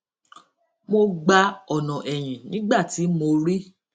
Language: Yoruba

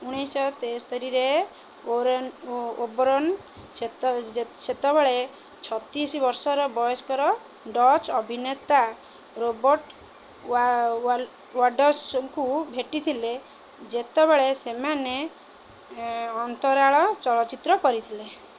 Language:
Odia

